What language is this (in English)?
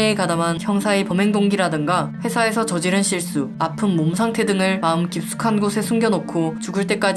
Korean